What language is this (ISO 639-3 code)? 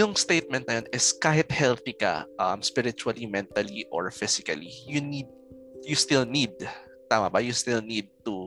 fil